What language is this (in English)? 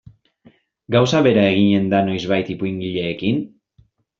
Basque